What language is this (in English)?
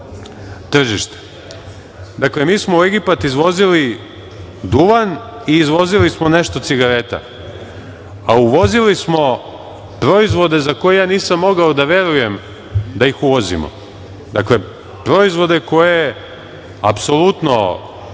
Serbian